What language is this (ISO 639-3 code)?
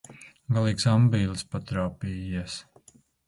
lav